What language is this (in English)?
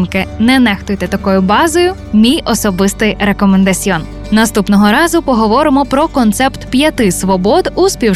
Ukrainian